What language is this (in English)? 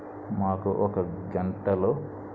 Telugu